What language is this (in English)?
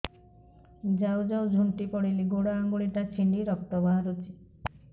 Odia